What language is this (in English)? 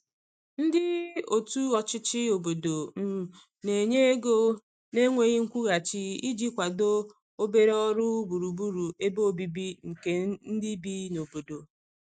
Igbo